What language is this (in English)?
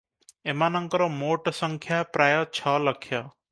Odia